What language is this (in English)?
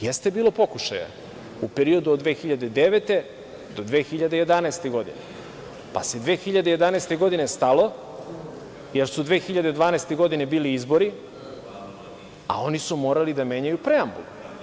Serbian